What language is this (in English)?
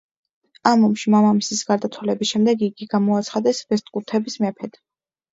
Georgian